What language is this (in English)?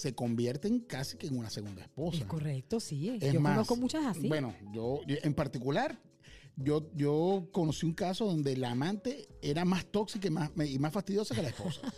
Spanish